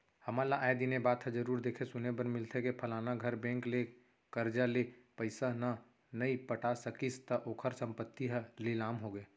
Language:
Chhattisgarhi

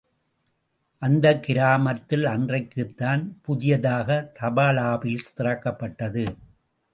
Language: Tamil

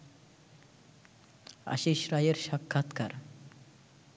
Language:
Bangla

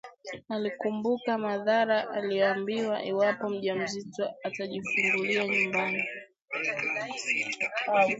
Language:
Swahili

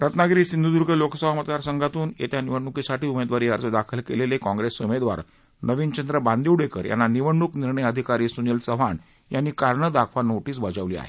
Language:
Marathi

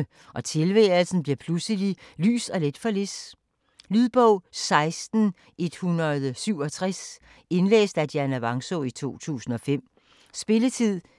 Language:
Danish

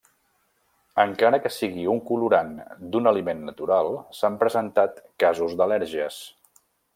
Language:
Catalan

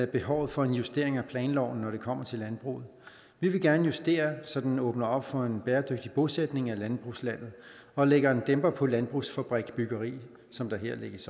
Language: Danish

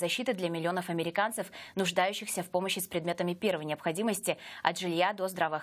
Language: Russian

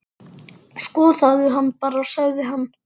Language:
Icelandic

